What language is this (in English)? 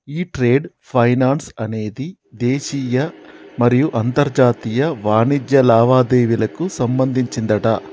Telugu